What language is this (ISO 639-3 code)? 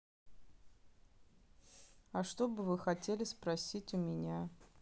rus